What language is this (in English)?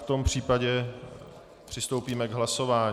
Czech